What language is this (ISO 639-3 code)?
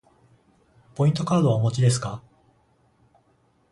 jpn